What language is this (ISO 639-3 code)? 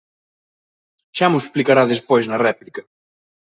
glg